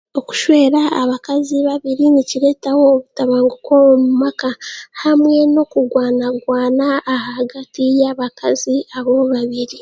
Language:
Chiga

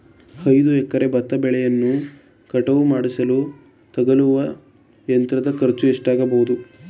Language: Kannada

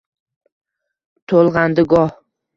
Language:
Uzbek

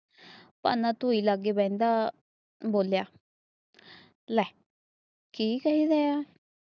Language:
Punjabi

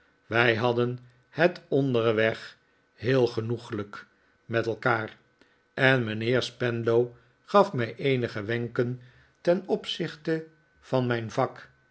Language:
Dutch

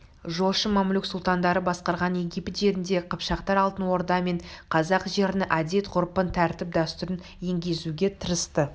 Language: Kazakh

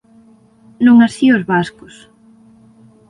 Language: Galician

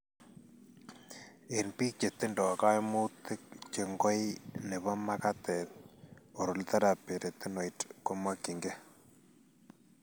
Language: Kalenjin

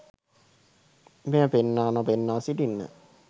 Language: Sinhala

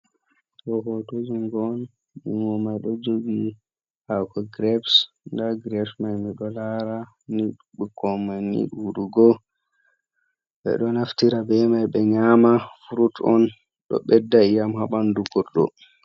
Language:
Fula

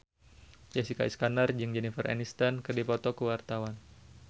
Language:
Sundanese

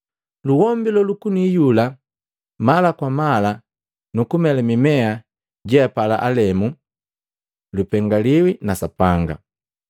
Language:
Matengo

